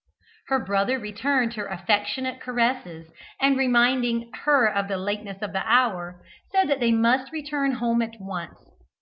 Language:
English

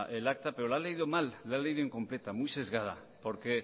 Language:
Spanish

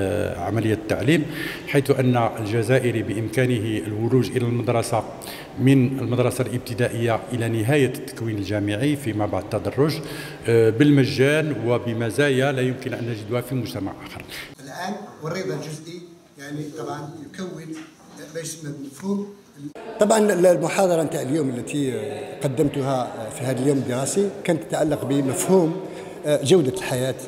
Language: Arabic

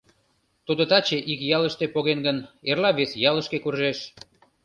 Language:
Mari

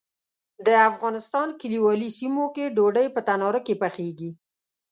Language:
Pashto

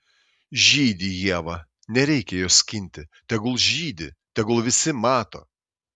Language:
Lithuanian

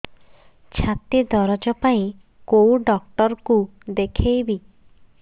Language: Odia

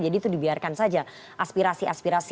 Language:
Indonesian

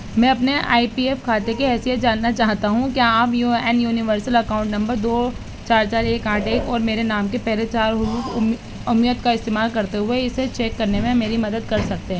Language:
Urdu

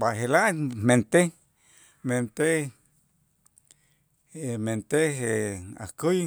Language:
Itzá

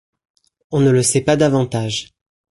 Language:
French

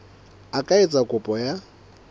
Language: Southern Sotho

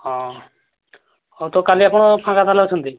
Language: Odia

